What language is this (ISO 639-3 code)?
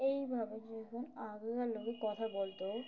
ben